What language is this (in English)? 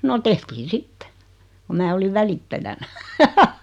Finnish